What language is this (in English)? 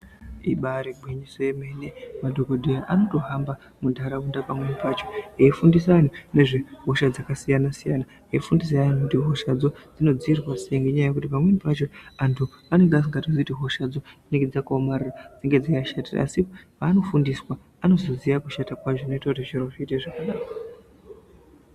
Ndau